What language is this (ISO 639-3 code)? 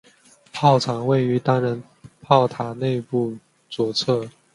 zho